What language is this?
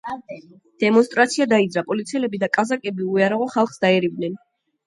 Georgian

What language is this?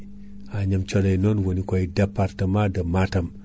Fula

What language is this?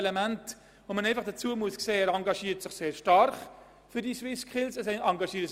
Swiss German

